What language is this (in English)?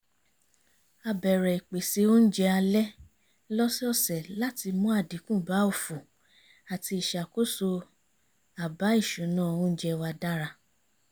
Yoruba